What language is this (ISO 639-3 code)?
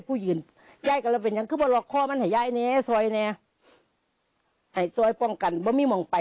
tha